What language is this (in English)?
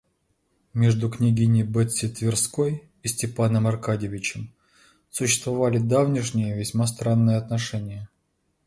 Russian